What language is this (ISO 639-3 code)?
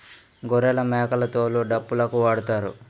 tel